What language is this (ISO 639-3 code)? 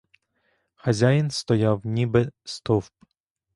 ukr